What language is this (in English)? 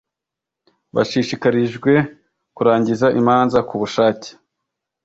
Kinyarwanda